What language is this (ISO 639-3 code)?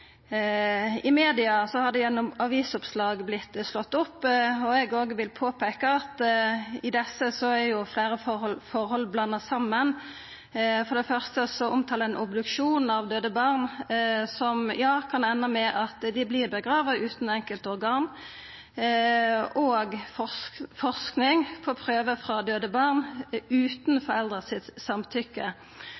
nno